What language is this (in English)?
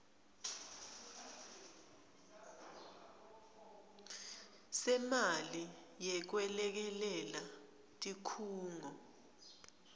Swati